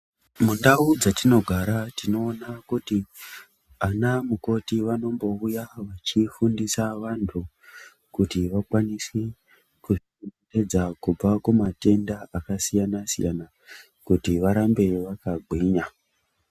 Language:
Ndau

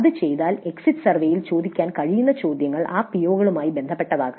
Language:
Malayalam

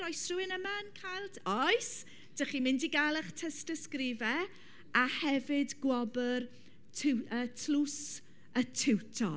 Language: Welsh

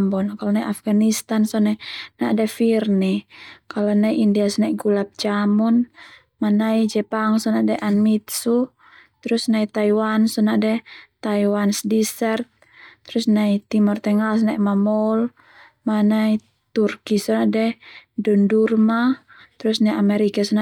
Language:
Termanu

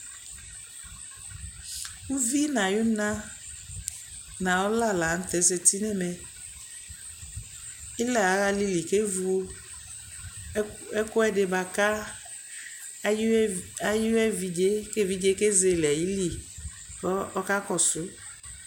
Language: Ikposo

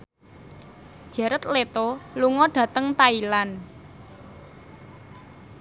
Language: Javanese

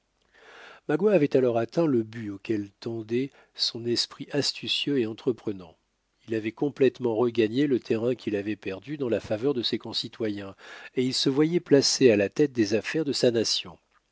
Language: French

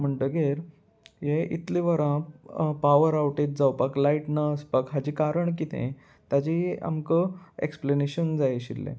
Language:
Konkani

